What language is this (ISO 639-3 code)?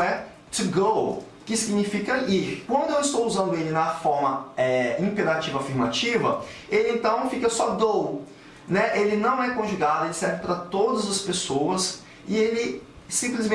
por